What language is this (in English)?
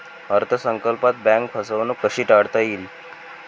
Marathi